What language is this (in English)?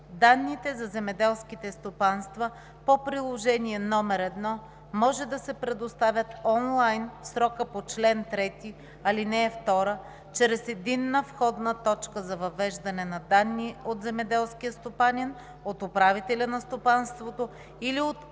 Bulgarian